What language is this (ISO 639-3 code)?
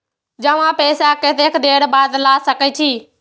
mai